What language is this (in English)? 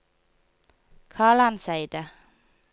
Norwegian